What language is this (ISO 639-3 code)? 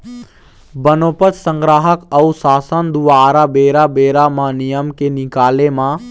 hne